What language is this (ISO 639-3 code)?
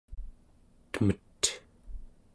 esu